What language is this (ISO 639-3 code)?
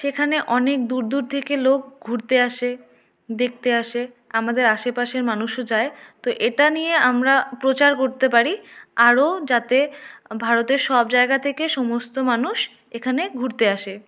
ben